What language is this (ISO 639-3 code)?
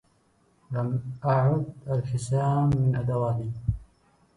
ara